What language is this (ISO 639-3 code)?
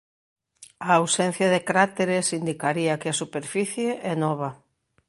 glg